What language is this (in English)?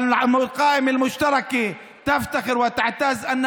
Hebrew